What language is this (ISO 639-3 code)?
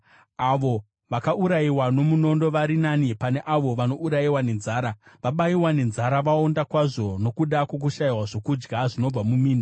sna